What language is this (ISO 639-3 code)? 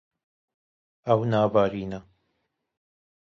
kur